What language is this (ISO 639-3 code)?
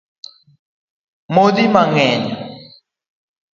luo